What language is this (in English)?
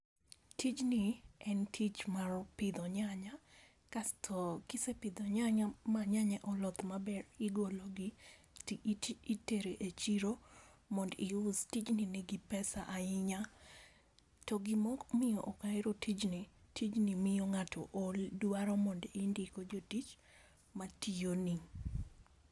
Luo (Kenya and Tanzania)